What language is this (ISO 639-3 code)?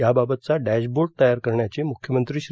mar